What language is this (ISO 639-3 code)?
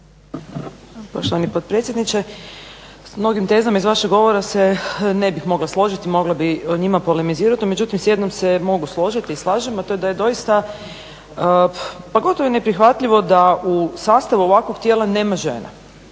hrv